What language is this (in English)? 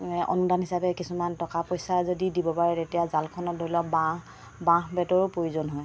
Assamese